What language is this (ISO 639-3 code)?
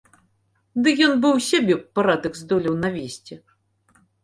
bel